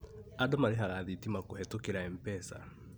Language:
Kikuyu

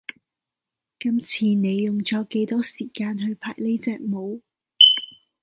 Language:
Cantonese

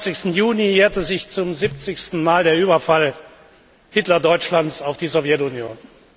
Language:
German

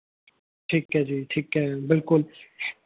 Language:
Punjabi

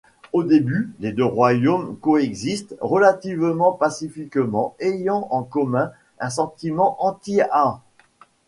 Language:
French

